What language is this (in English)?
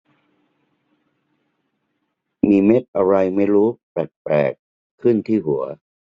Thai